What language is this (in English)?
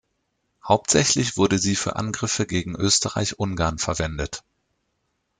German